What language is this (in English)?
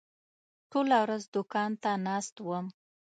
Pashto